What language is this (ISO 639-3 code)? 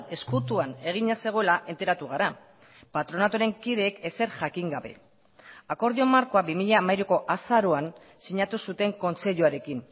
eus